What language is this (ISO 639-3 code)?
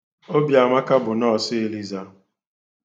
ibo